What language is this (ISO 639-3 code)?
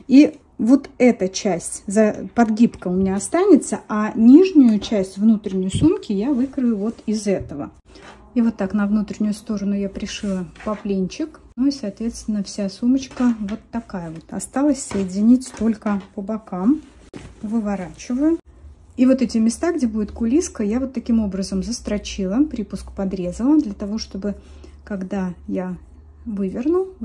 rus